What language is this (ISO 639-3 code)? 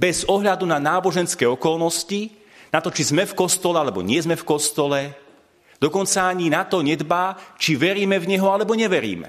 slk